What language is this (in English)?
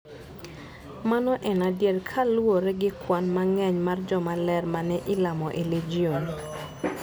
Luo (Kenya and Tanzania)